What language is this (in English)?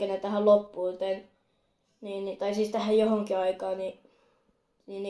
Finnish